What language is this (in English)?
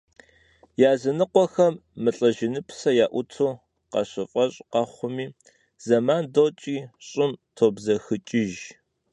Kabardian